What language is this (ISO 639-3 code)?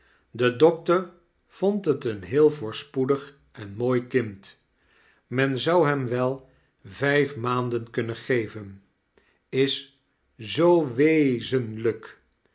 nld